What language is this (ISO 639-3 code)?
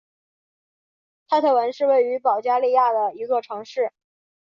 zho